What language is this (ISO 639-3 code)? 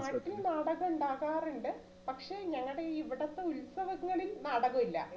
mal